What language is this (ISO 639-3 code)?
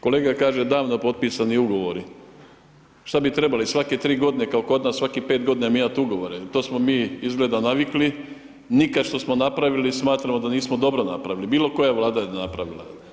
hrv